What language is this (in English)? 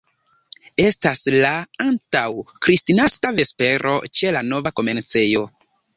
Esperanto